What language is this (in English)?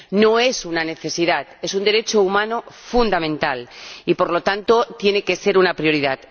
Spanish